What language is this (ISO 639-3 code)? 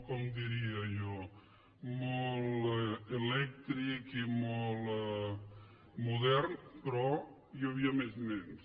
cat